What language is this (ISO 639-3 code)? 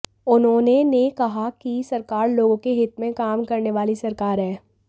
hin